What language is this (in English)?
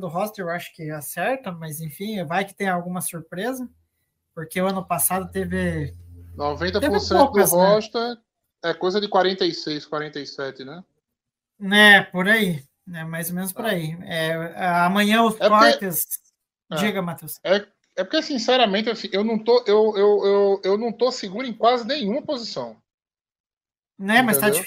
Portuguese